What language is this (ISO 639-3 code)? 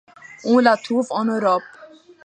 fra